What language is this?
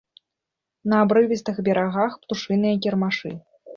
Belarusian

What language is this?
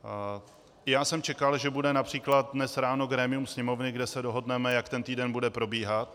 Czech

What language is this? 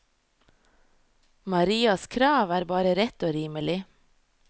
Norwegian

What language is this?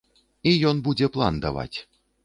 Belarusian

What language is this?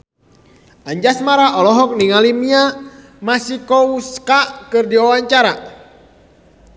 Sundanese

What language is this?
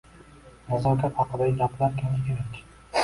Uzbek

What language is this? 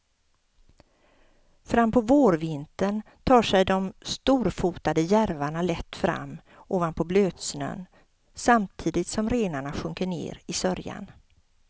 Swedish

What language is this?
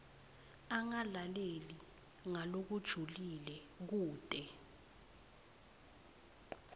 Swati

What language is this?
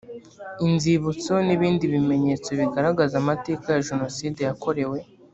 Kinyarwanda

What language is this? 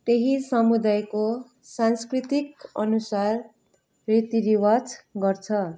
Nepali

